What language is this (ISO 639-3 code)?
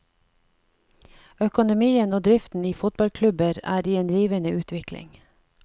nor